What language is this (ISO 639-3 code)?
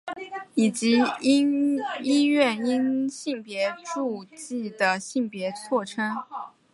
zho